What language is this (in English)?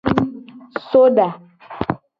Gen